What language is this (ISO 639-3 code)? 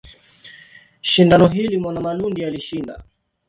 swa